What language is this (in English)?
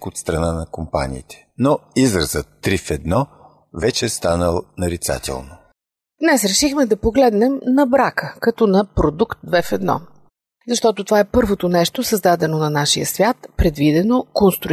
Bulgarian